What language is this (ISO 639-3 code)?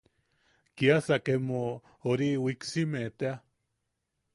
yaq